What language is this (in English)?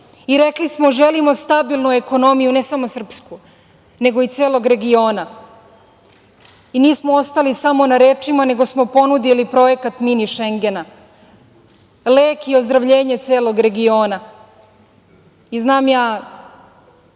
Serbian